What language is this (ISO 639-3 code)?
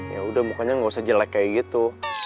ind